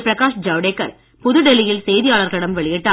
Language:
Tamil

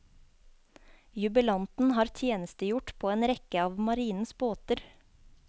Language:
Norwegian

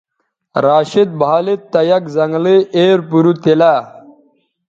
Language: Bateri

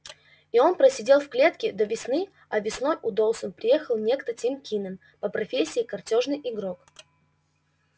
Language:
Russian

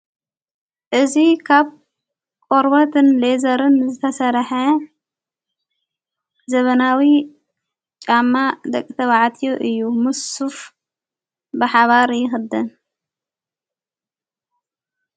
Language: Tigrinya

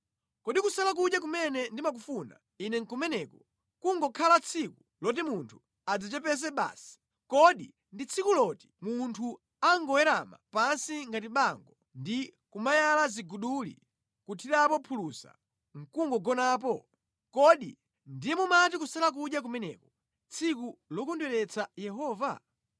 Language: Nyanja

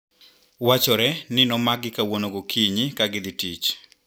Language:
Luo (Kenya and Tanzania)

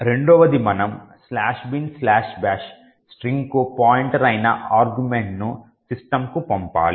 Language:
Telugu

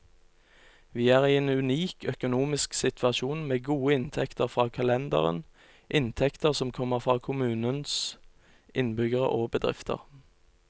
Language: Norwegian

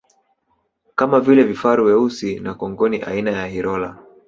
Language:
Swahili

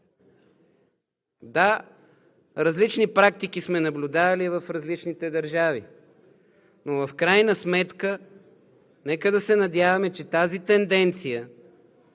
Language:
Bulgarian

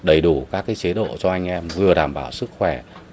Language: Vietnamese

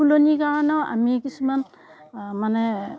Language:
Assamese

